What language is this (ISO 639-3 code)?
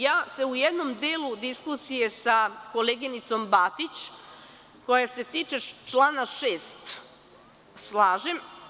srp